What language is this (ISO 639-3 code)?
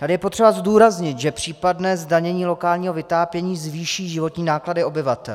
ces